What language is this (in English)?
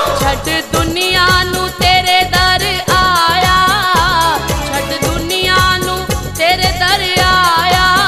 Hindi